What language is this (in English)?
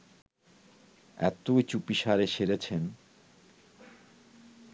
Bangla